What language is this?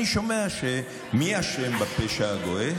Hebrew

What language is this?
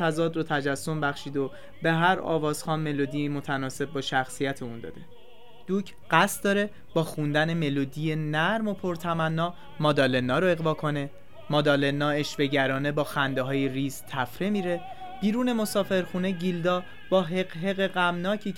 Persian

